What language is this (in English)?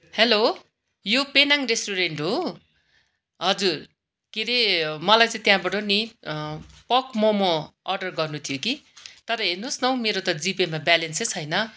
Nepali